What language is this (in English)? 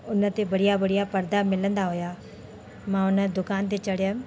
Sindhi